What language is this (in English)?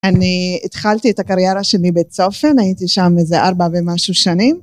Hebrew